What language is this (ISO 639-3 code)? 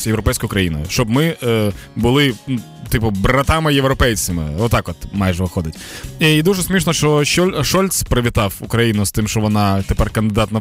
ukr